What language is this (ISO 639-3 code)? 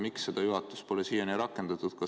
est